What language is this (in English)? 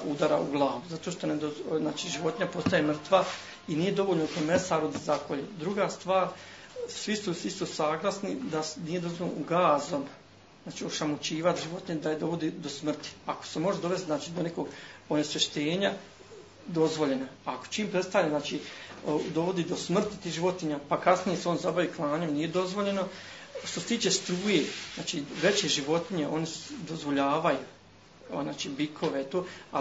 Croatian